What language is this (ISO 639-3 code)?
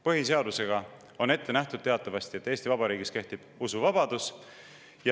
est